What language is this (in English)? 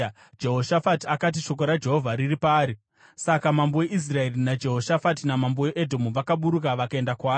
Shona